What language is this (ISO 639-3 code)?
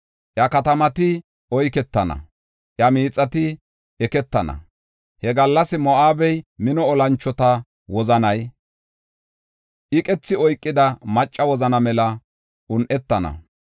gof